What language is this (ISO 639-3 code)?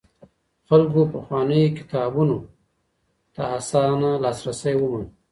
pus